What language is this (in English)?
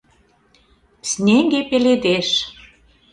Mari